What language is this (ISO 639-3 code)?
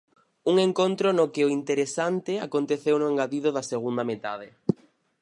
glg